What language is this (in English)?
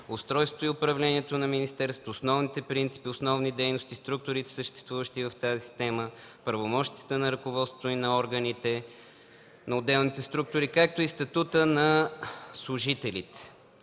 Bulgarian